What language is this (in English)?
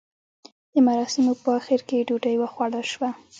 Pashto